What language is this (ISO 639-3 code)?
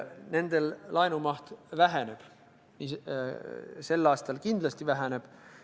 est